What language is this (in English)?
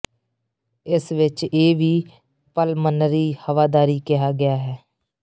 Punjabi